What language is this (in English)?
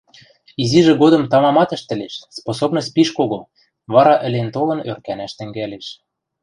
Western Mari